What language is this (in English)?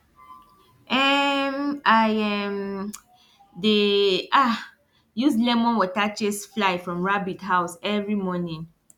Nigerian Pidgin